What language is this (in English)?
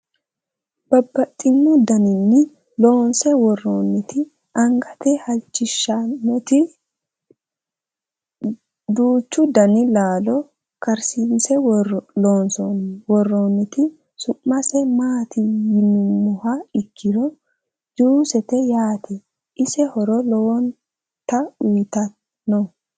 Sidamo